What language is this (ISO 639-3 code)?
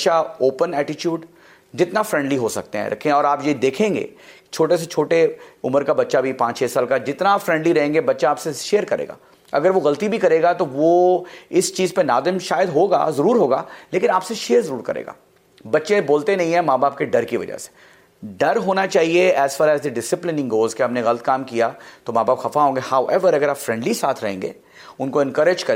urd